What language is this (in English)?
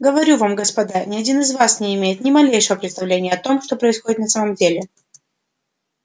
Russian